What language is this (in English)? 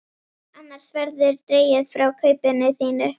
Icelandic